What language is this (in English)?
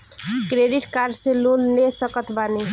Bhojpuri